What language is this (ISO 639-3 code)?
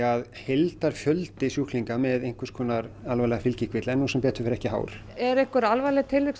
isl